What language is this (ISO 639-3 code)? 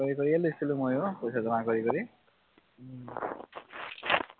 asm